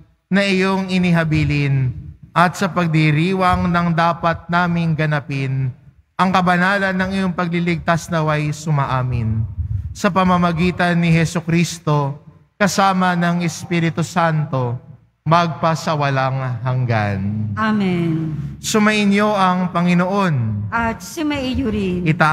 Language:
Filipino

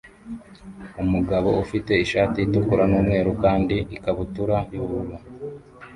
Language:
Kinyarwanda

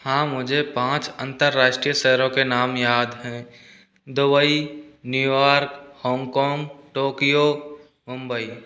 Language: Hindi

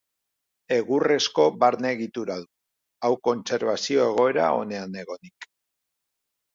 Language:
Basque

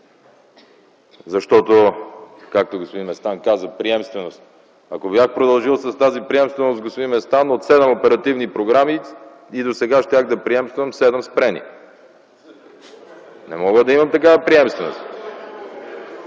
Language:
Bulgarian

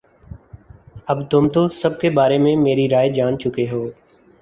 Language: Urdu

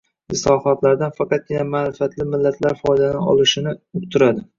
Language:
Uzbek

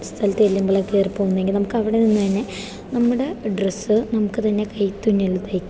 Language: Malayalam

